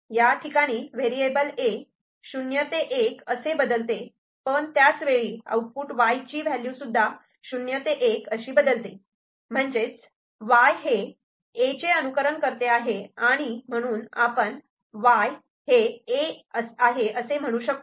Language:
Marathi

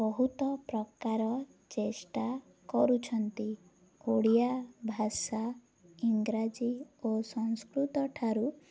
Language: Odia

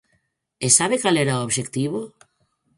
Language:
Galician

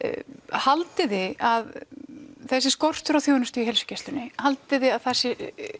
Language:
Icelandic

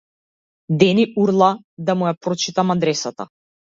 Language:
Macedonian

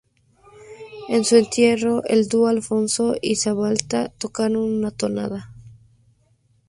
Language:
Spanish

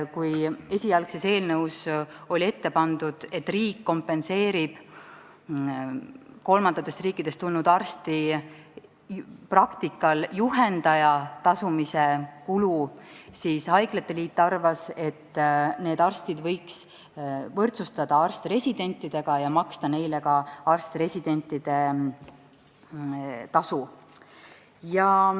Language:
Estonian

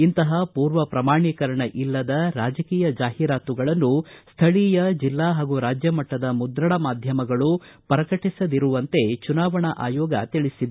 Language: Kannada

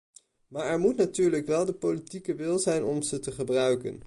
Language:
Dutch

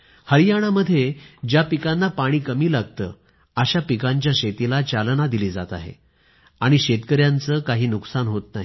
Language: Marathi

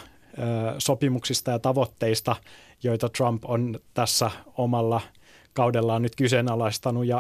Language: Finnish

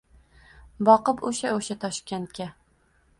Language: Uzbek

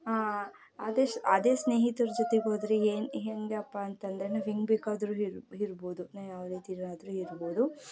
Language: Kannada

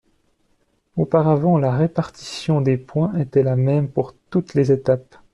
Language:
French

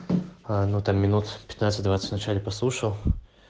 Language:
Russian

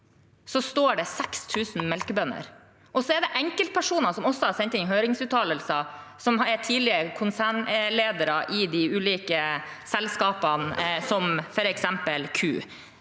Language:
Norwegian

